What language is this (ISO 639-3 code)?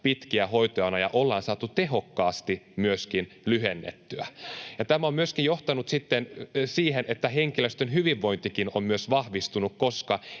fin